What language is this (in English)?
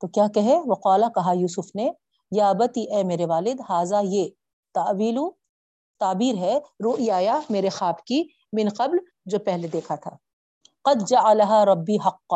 Urdu